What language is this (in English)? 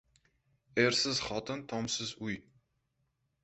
Uzbek